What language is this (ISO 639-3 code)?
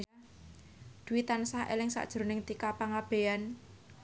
jav